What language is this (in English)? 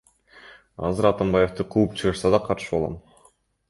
Kyrgyz